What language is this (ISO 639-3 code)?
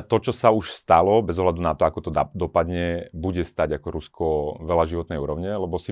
slk